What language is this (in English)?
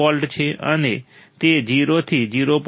Gujarati